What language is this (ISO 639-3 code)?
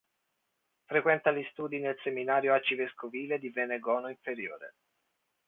ita